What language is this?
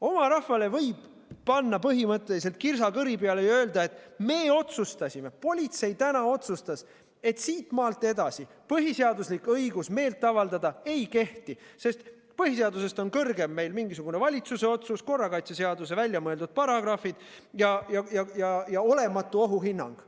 Estonian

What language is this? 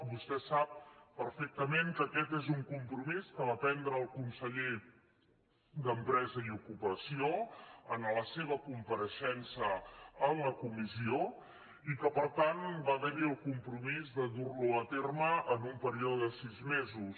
Catalan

